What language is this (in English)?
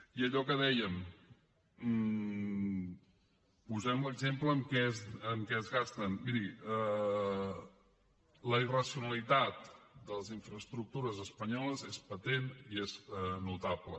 Catalan